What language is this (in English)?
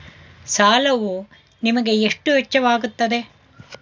Kannada